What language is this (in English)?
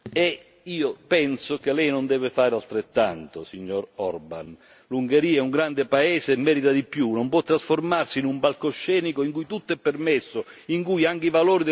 Italian